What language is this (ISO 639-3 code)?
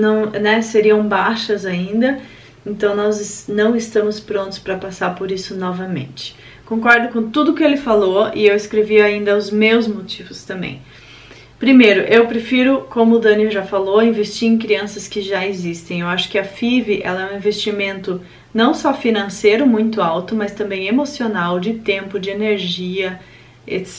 por